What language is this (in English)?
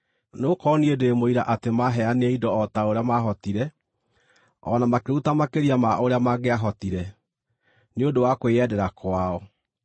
Kikuyu